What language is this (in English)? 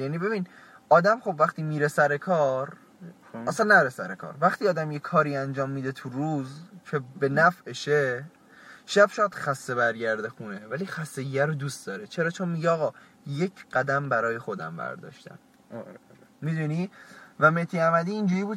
Persian